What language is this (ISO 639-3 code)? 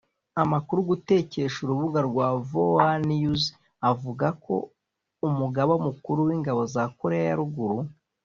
kin